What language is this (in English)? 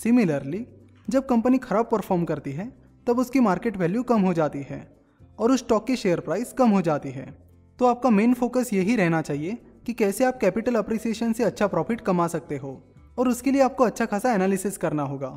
Hindi